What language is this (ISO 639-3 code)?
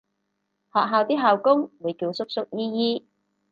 yue